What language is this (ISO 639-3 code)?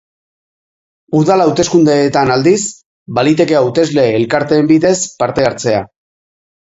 eus